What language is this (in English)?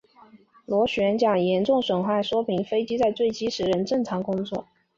Chinese